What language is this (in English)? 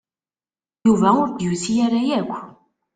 Kabyle